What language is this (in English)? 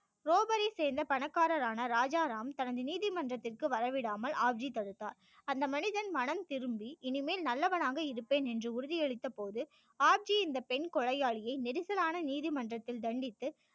Tamil